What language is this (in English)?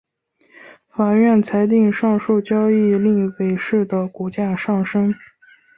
Chinese